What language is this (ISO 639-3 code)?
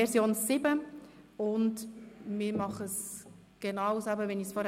gsw